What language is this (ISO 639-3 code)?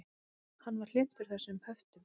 isl